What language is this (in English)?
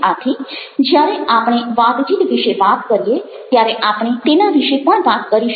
Gujarati